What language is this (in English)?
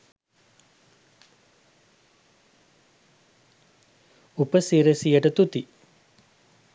Sinhala